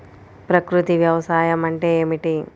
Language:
Telugu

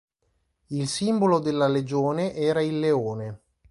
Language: Italian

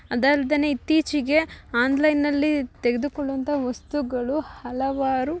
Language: Kannada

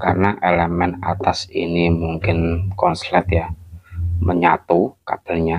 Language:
Indonesian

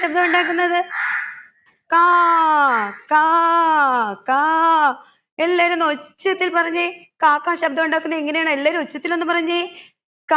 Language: Malayalam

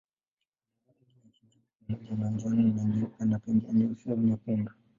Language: Swahili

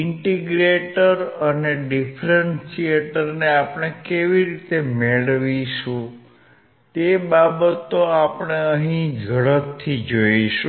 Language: Gujarati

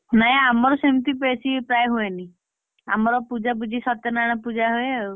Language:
Odia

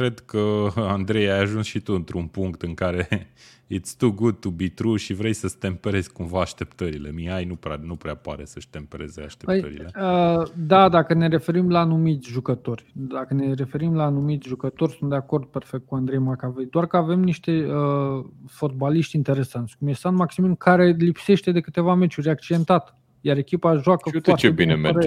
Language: Romanian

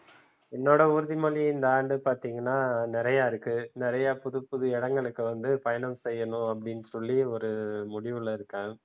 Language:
Tamil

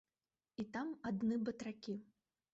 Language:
Belarusian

